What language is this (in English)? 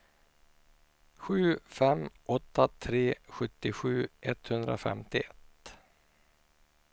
Swedish